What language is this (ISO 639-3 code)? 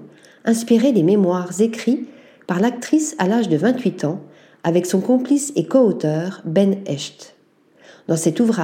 fra